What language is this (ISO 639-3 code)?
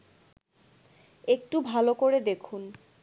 ben